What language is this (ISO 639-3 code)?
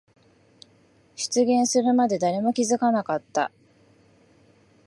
jpn